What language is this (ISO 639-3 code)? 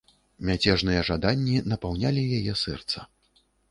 bel